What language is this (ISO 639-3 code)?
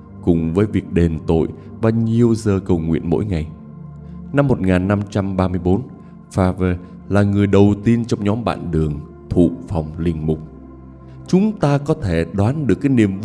vie